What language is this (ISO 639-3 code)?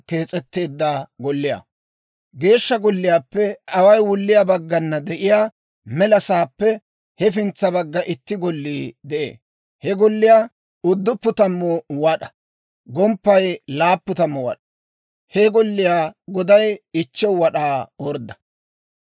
dwr